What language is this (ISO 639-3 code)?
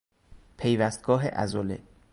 fas